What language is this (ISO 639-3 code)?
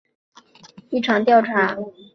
zho